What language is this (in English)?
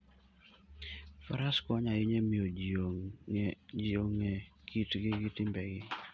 Luo (Kenya and Tanzania)